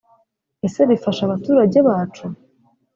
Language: Kinyarwanda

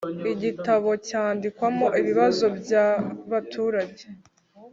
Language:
Kinyarwanda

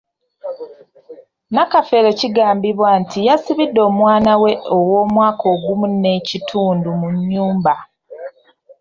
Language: Ganda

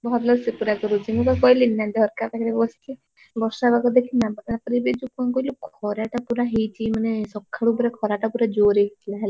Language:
Odia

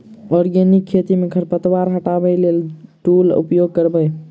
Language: Maithili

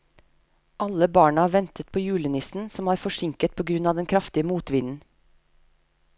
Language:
Norwegian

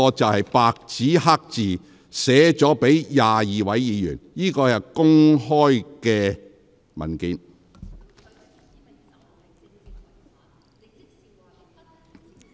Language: Cantonese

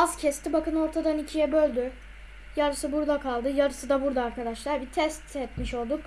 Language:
Turkish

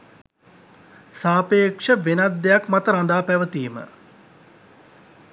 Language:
Sinhala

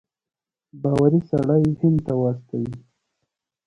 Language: Pashto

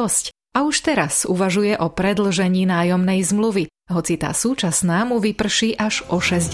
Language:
Slovak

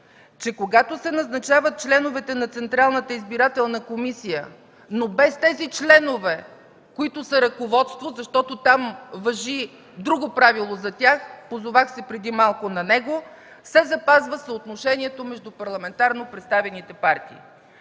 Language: Bulgarian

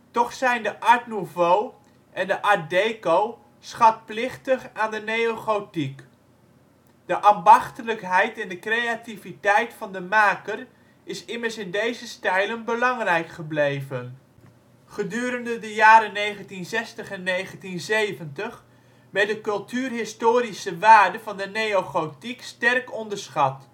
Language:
Dutch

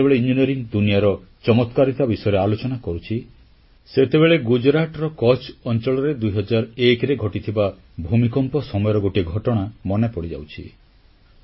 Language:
Odia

